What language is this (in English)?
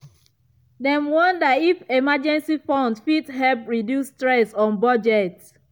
Nigerian Pidgin